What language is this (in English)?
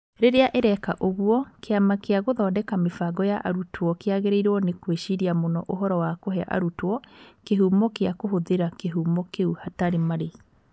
Kikuyu